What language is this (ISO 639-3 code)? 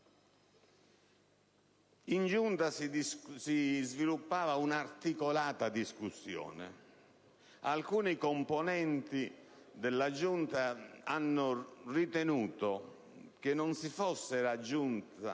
ita